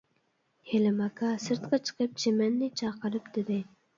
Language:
Uyghur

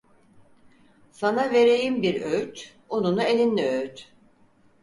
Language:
Turkish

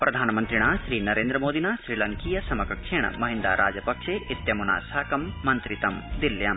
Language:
Sanskrit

